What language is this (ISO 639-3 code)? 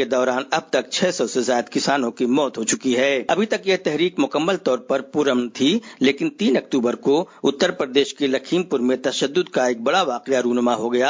urd